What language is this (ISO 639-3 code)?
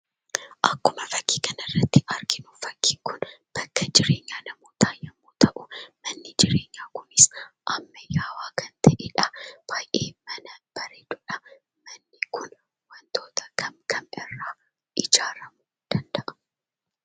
orm